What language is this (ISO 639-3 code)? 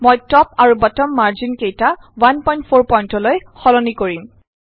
asm